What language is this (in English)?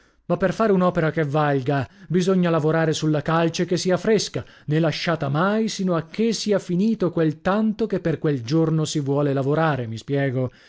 Italian